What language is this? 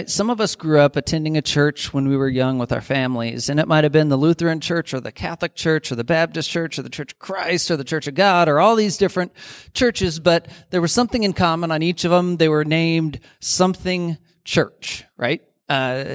English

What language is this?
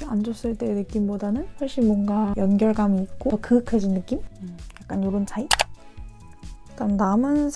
Korean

